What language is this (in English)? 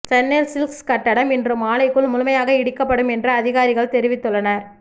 Tamil